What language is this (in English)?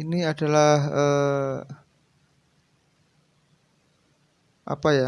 Indonesian